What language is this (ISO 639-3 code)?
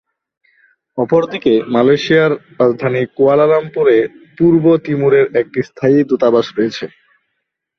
ben